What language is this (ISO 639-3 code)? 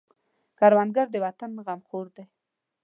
pus